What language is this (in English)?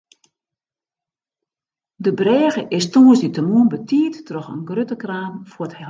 Western Frisian